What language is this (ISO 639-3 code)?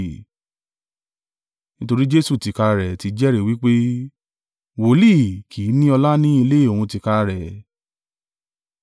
yor